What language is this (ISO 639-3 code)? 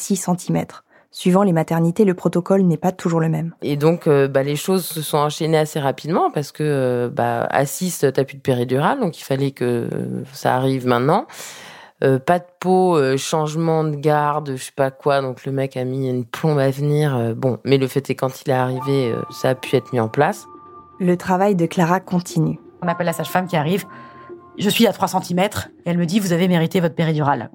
fra